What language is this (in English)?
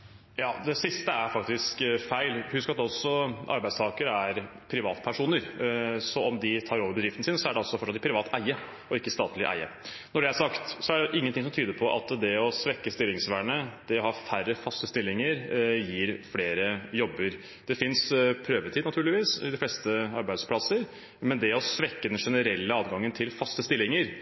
Norwegian Bokmål